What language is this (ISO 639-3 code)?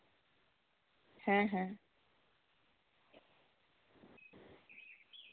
sat